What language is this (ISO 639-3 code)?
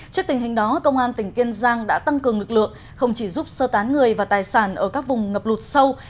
vie